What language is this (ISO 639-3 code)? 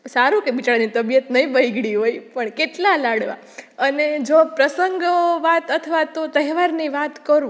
guj